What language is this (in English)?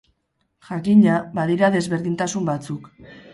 Basque